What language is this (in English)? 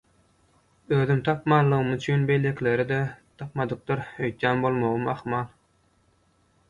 Turkmen